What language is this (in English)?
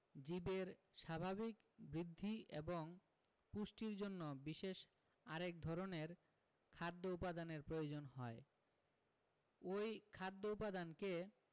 Bangla